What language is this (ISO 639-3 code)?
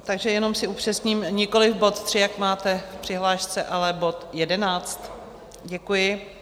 ces